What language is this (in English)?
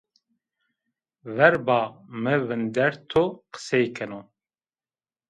Zaza